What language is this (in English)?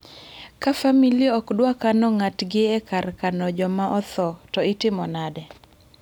Luo (Kenya and Tanzania)